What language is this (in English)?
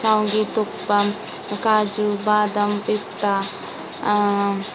Kannada